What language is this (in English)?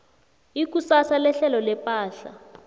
South Ndebele